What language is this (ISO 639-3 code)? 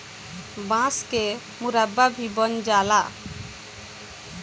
bho